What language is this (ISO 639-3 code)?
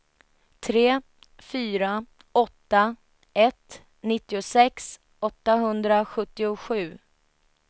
swe